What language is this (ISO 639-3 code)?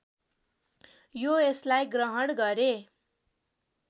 nep